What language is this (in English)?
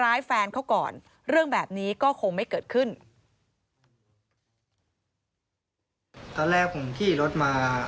Thai